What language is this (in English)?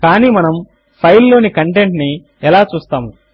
Telugu